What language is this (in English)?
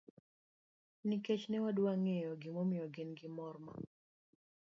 Luo (Kenya and Tanzania)